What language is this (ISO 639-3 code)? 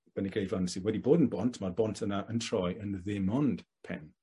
cym